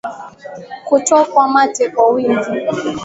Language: Swahili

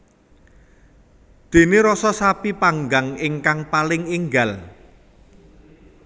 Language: Javanese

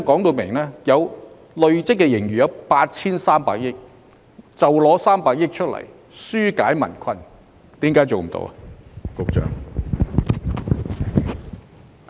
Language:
Cantonese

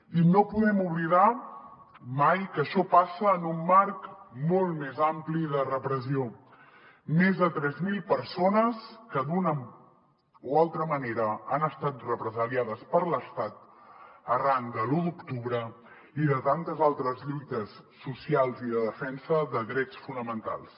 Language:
Catalan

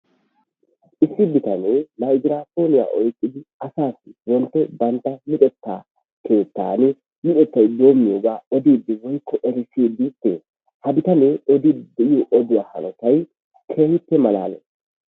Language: Wolaytta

